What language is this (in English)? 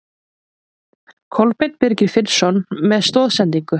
Icelandic